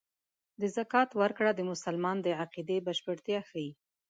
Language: Pashto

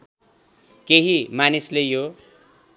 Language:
Nepali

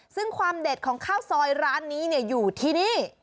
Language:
Thai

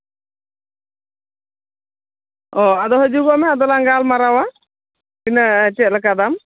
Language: Santali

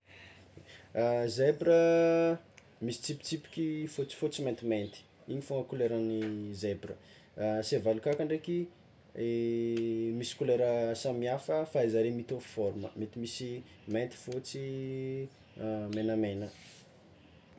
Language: Tsimihety Malagasy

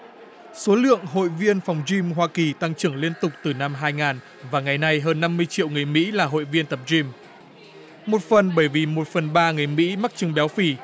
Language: Vietnamese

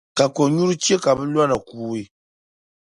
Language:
Dagbani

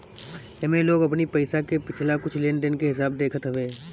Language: Bhojpuri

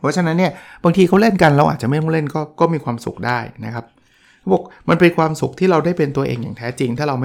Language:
Thai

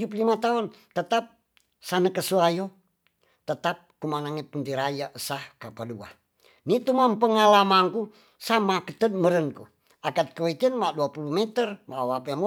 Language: Tonsea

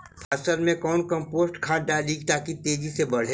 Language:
Magahi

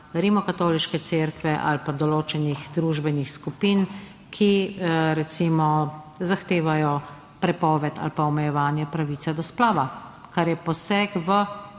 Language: Slovenian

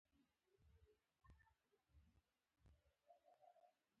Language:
Pashto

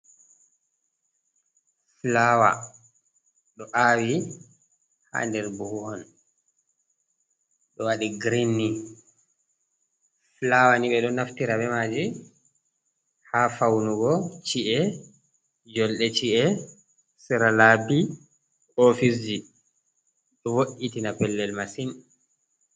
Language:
Fula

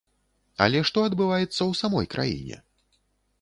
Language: Belarusian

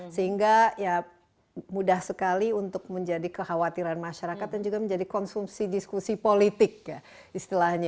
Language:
Indonesian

